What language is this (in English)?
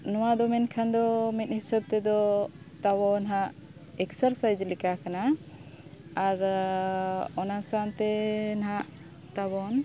Santali